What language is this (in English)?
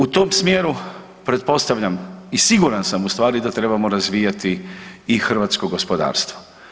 Croatian